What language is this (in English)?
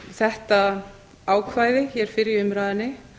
Icelandic